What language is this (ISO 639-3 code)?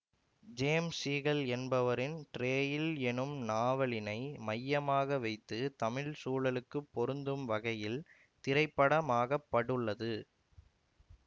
tam